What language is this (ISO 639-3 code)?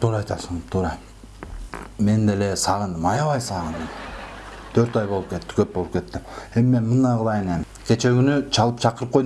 spa